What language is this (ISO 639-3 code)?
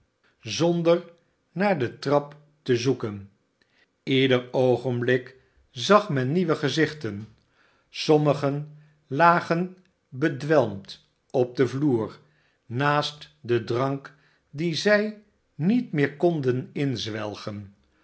nld